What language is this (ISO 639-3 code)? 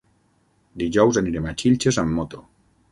cat